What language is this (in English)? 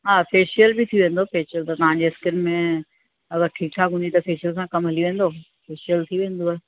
Sindhi